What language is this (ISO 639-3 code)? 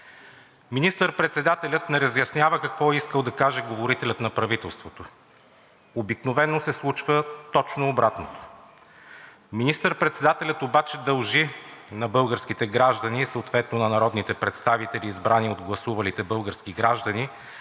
bul